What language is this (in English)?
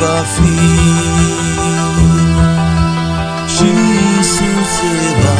Romanian